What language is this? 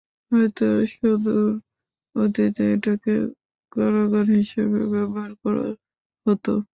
Bangla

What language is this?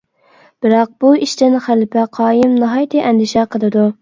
Uyghur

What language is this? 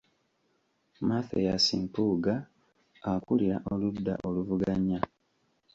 Ganda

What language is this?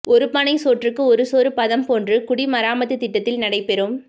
Tamil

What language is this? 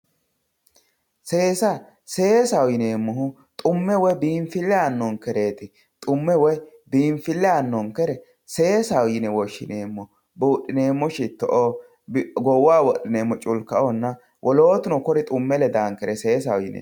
Sidamo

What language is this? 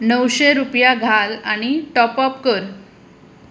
Konkani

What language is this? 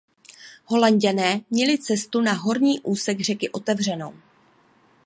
Czech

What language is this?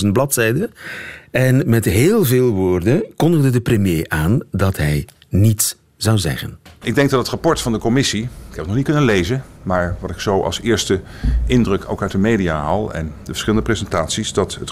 Dutch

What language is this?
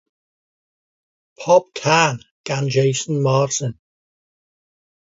Welsh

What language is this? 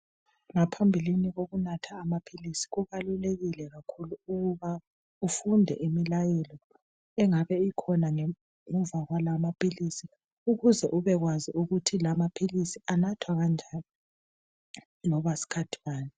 North Ndebele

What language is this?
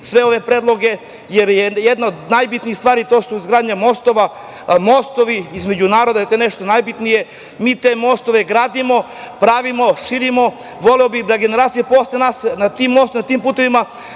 Serbian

